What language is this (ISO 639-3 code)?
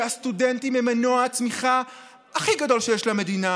heb